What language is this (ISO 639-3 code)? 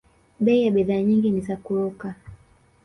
swa